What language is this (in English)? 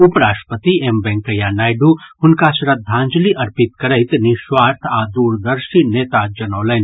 Maithili